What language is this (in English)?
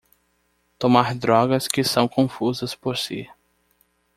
Portuguese